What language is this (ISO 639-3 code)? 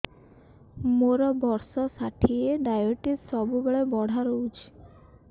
ori